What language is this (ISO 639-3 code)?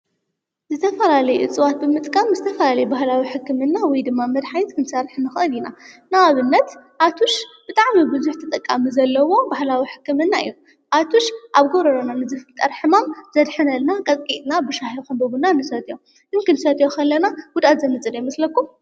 tir